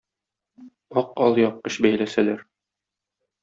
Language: Tatar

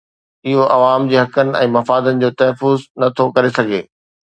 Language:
Sindhi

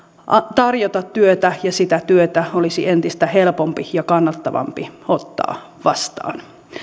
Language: Finnish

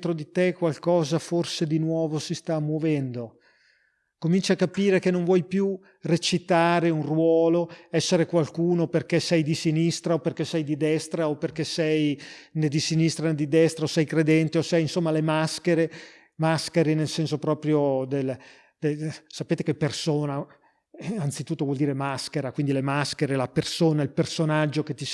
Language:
Italian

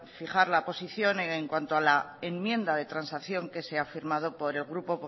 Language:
Spanish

